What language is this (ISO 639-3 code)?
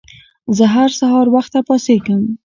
pus